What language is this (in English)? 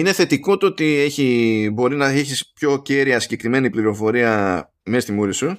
Greek